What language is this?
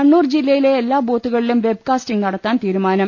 Malayalam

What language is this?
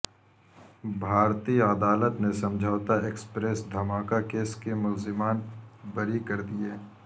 Urdu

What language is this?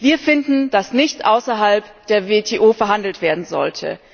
German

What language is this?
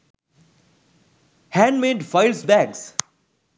Sinhala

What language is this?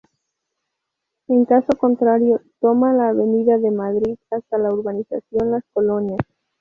Spanish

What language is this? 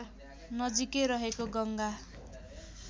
Nepali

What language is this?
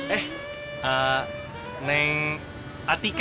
Indonesian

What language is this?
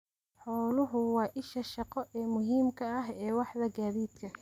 Somali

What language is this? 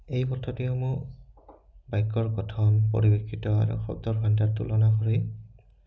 Assamese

